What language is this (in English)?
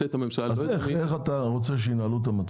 Hebrew